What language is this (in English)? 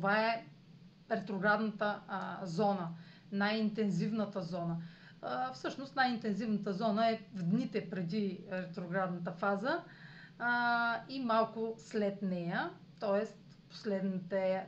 Bulgarian